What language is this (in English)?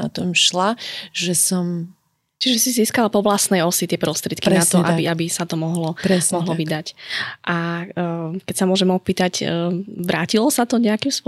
Slovak